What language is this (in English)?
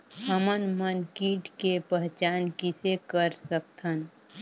Chhattisgarhi